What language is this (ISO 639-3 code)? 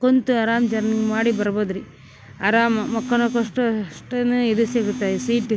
kan